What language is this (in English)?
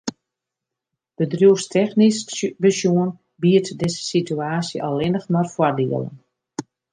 Western Frisian